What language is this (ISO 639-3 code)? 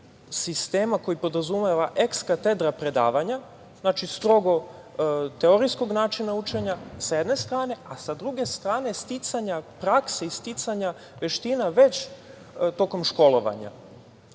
srp